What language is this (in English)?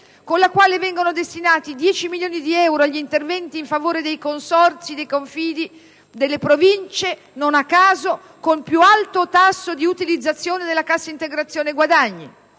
Italian